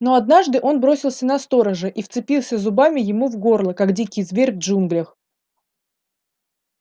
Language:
Russian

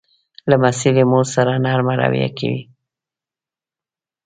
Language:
Pashto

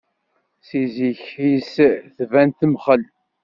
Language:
Kabyle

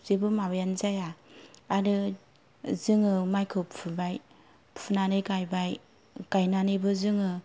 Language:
Bodo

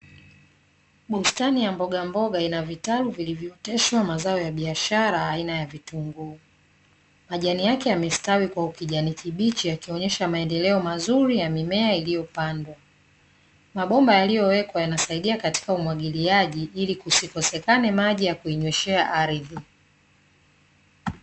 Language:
Swahili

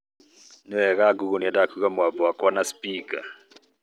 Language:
Kikuyu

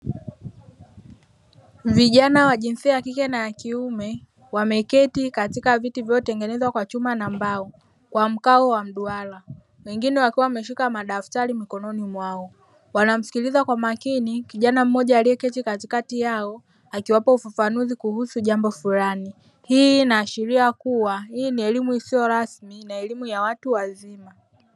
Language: Swahili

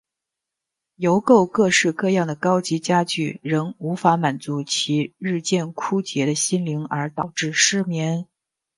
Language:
Chinese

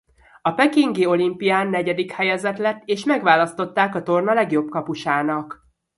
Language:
Hungarian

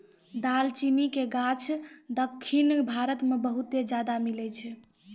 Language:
Maithili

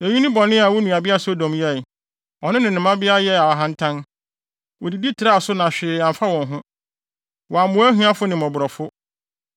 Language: Akan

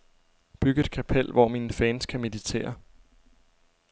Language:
Danish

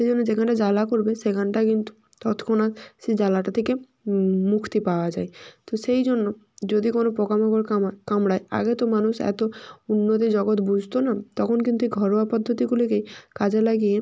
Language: Bangla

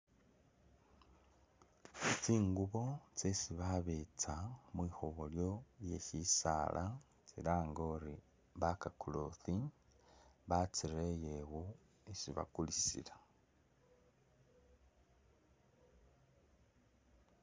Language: Masaaba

